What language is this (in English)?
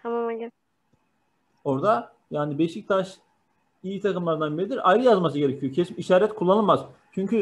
Turkish